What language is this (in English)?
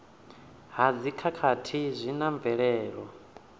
Venda